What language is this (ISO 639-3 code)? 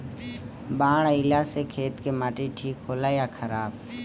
bho